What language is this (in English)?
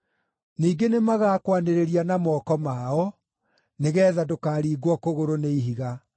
Kikuyu